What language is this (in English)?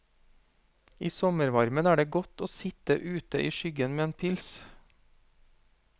Norwegian